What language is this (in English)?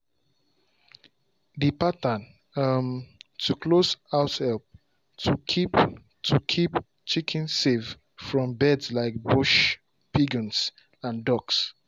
Nigerian Pidgin